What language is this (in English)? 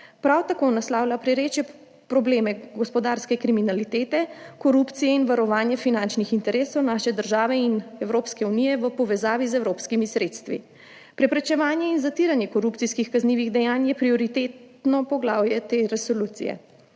Slovenian